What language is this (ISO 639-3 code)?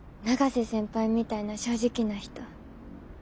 jpn